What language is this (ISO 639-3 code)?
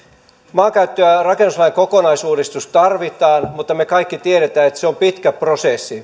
fin